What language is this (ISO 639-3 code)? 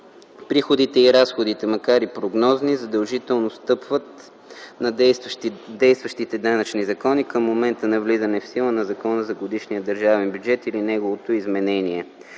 bul